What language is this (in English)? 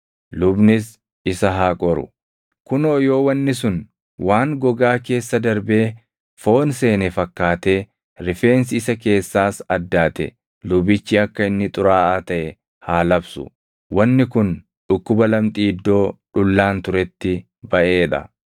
Oromo